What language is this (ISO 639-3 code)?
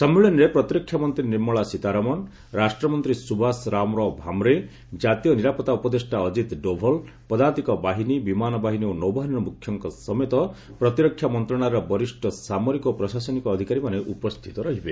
ori